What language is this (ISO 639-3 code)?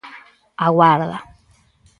glg